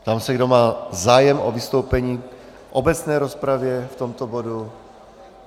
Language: Czech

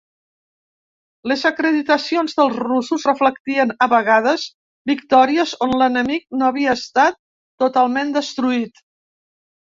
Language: Catalan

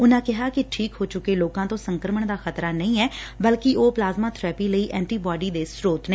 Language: Punjabi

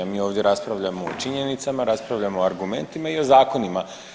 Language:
Croatian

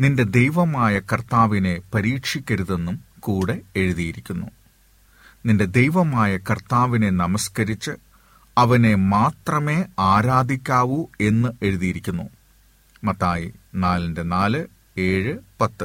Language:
Malayalam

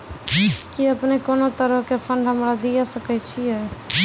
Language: Maithili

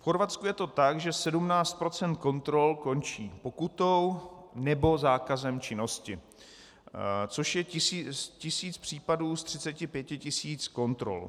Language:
Czech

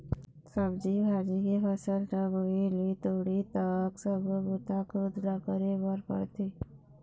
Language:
Chhattisgarhi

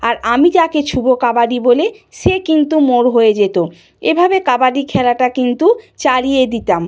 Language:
Bangla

